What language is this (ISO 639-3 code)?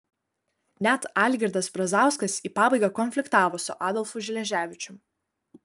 lit